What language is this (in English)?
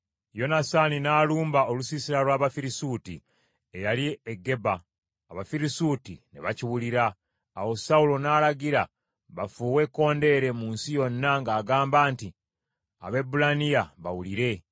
Ganda